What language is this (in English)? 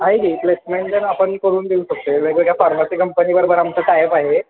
Marathi